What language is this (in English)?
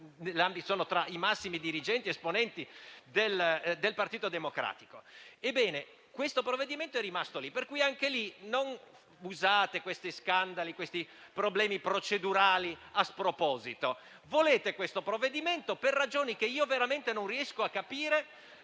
Italian